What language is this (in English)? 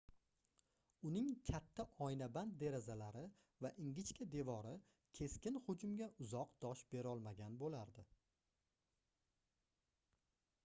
Uzbek